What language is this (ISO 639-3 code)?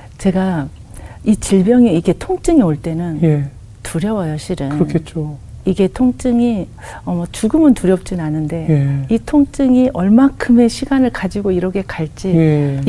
kor